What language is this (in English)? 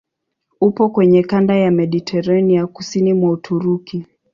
Swahili